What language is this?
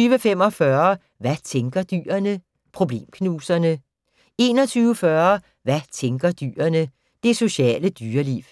Danish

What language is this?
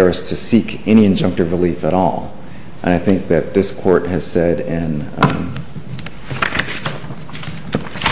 English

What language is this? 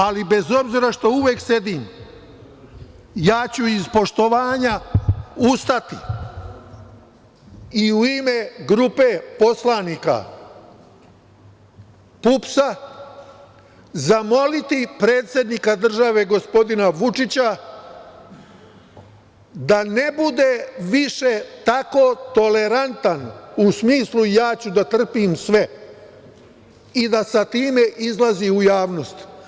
Serbian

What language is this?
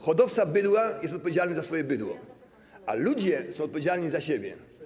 Polish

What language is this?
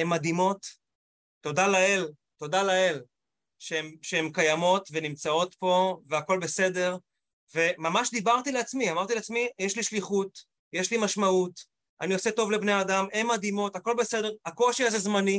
Hebrew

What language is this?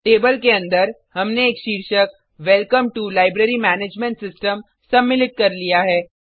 Hindi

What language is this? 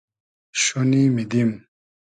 Hazaragi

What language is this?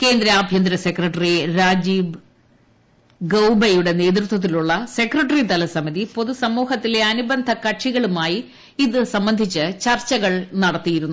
Malayalam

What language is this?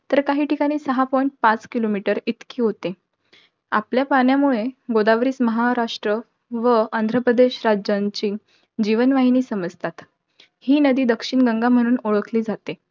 Marathi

